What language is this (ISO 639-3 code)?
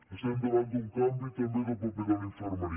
cat